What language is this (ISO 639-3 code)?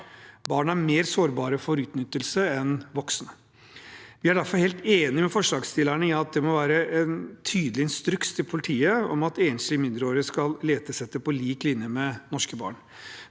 nor